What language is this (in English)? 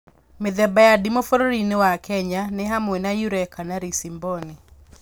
Kikuyu